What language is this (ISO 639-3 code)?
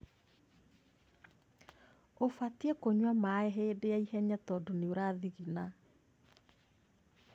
kik